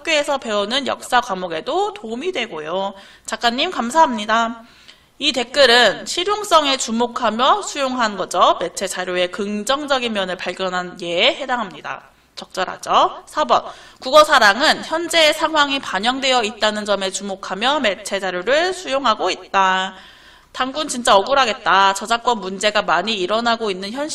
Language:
Korean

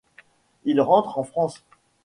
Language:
French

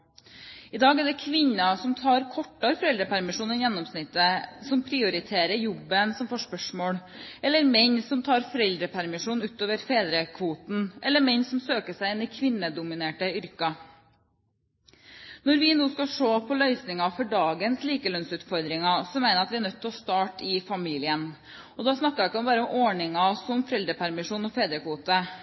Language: Norwegian Bokmål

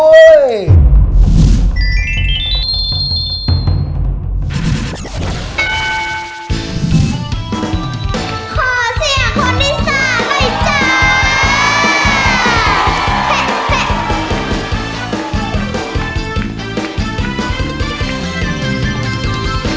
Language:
Thai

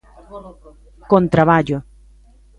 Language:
Galician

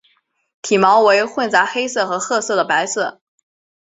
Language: Chinese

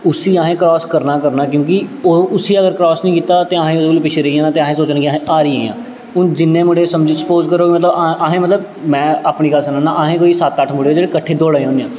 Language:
Dogri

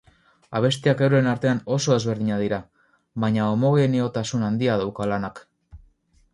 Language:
Basque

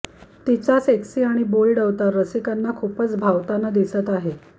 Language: Marathi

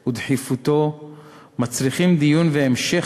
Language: Hebrew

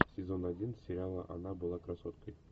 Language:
Russian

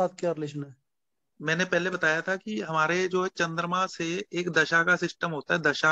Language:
Hindi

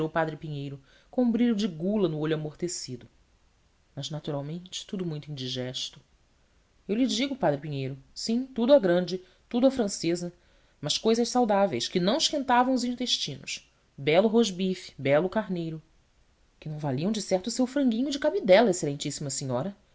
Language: Portuguese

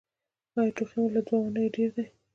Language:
Pashto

